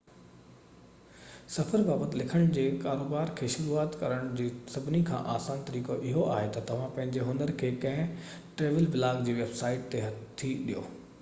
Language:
Sindhi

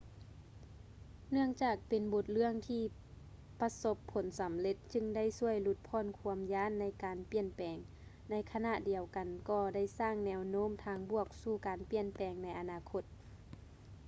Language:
Lao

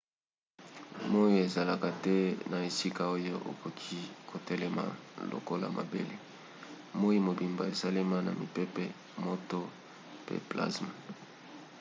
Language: Lingala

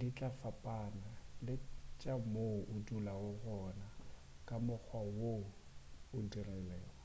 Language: Northern Sotho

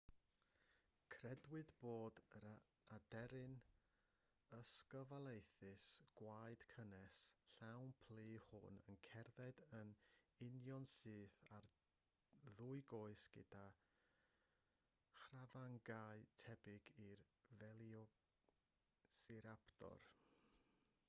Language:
Welsh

